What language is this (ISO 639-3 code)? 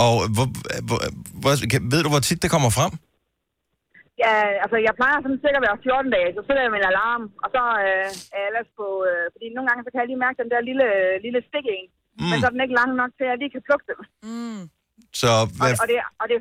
dan